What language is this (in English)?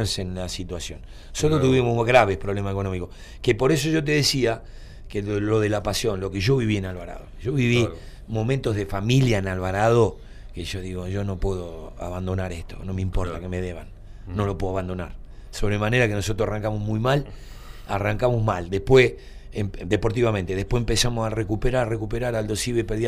Spanish